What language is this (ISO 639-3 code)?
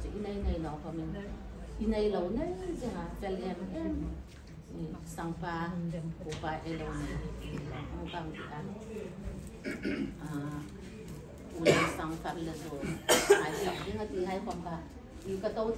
tha